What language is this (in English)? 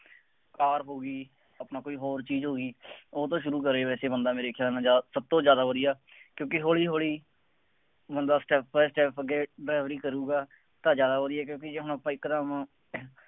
Punjabi